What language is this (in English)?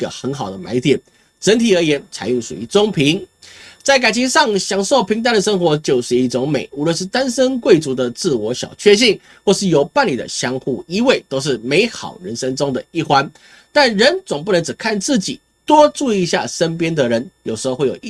Chinese